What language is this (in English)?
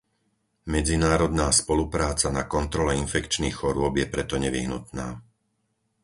Slovak